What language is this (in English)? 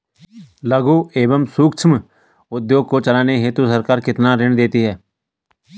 Hindi